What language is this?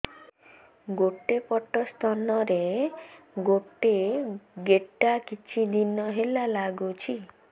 Odia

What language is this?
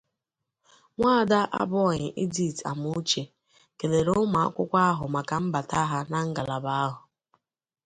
Igbo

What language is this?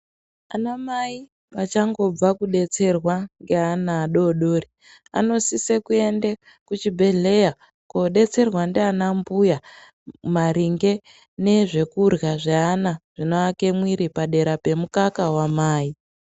Ndau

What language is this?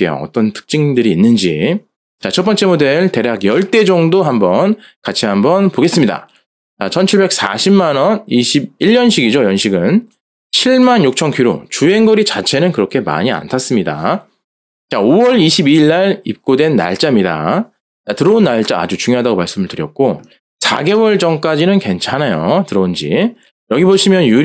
Korean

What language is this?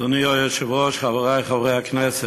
Hebrew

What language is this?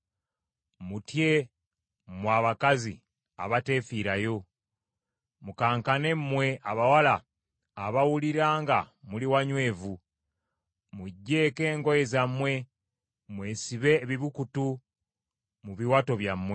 Ganda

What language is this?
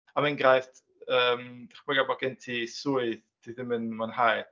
Welsh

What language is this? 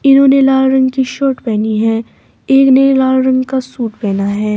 Hindi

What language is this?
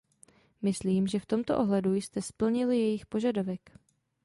Czech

